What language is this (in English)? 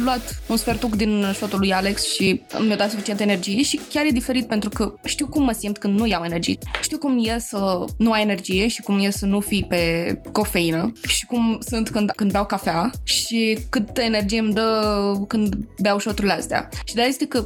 Romanian